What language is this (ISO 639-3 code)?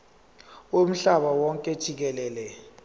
zul